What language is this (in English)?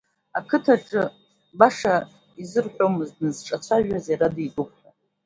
Abkhazian